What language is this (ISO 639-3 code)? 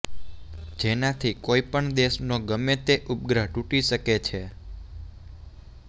guj